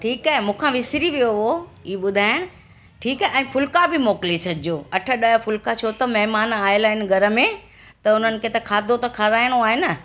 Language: Sindhi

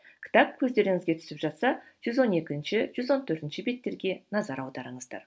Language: Kazakh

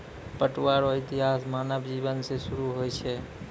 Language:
Maithili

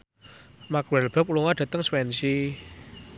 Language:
Javanese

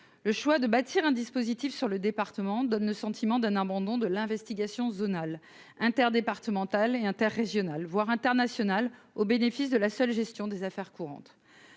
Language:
French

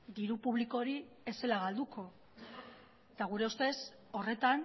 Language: Basque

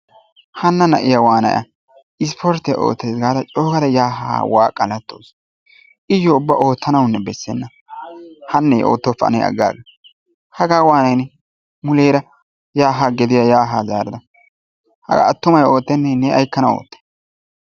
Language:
Wolaytta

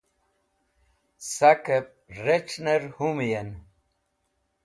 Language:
Wakhi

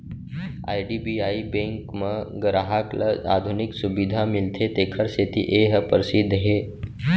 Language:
Chhattisgarhi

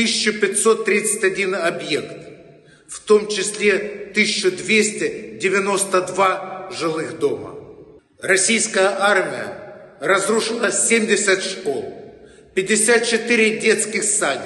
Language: Russian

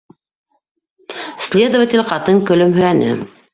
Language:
Bashkir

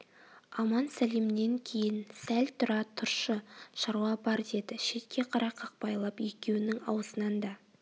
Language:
Kazakh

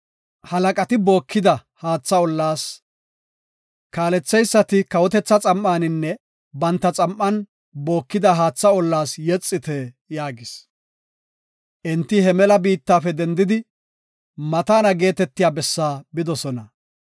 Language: Gofa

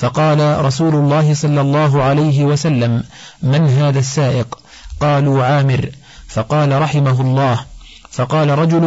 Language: Arabic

